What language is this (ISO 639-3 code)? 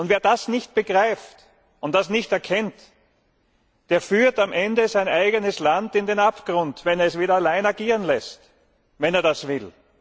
deu